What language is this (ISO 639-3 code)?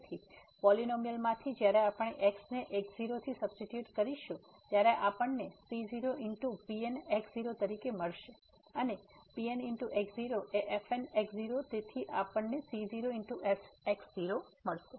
guj